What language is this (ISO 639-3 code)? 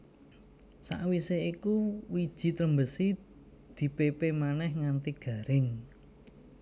jav